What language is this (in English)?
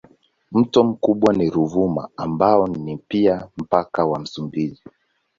Swahili